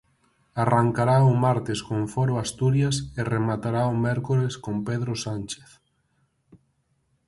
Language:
Galician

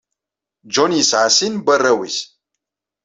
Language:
Kabyle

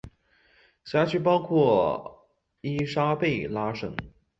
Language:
Chinese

